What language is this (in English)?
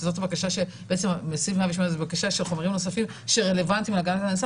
Hebrew